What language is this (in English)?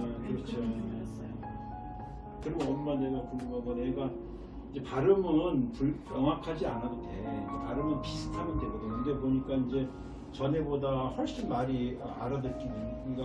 Korean